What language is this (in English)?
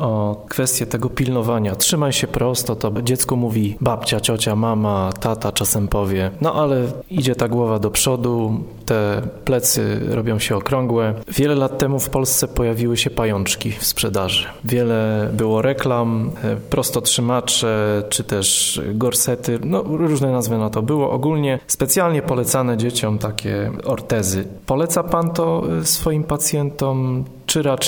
Polish